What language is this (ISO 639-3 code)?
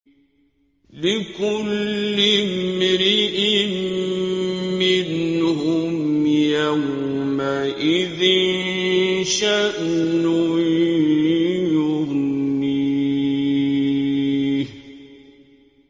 ara